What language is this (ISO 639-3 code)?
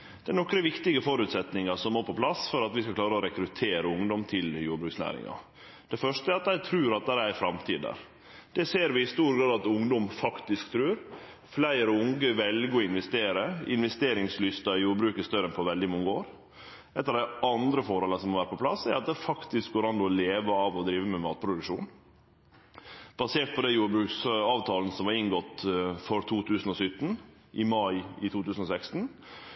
nno